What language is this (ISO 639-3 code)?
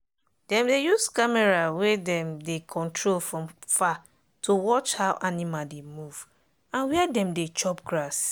pcm